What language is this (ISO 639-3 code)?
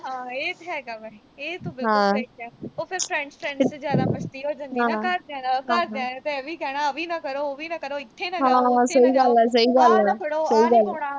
pan